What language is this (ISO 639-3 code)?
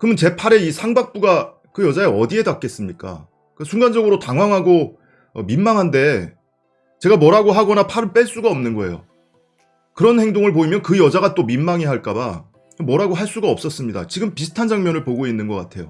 kor